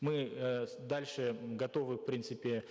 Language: Kazakh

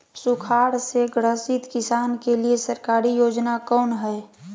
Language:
Magahi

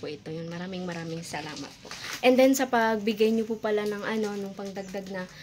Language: Filipino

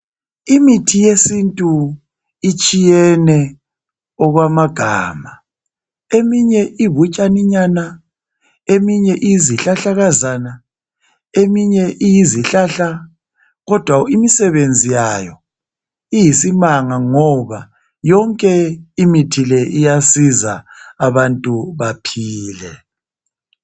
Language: North Ndebele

